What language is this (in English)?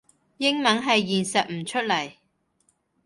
Cantonese